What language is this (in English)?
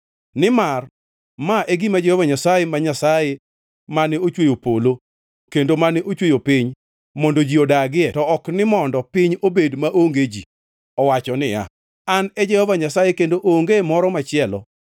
Luo (Kenya and Tanzania)